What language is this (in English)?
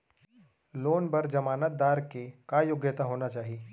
Chhattisgarhi